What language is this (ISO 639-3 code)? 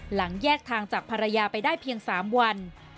tha